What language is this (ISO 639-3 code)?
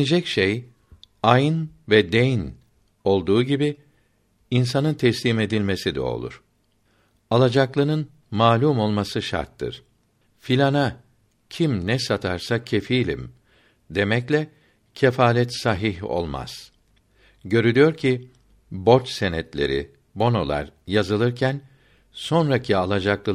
tur